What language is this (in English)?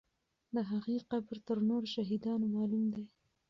Pashto